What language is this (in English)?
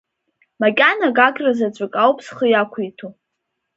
Abkhazian